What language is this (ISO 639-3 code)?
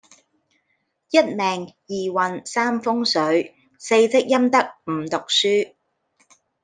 yue